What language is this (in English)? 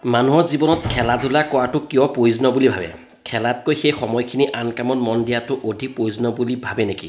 Assamese